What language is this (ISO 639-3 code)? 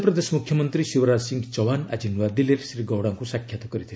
ori